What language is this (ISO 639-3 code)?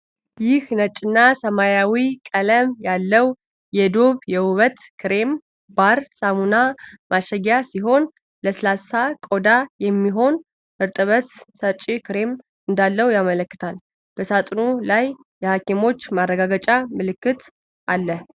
amh